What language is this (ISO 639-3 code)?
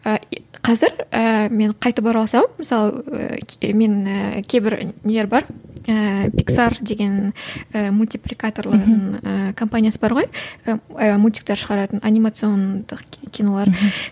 kaz